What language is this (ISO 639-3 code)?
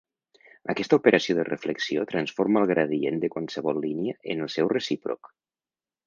cat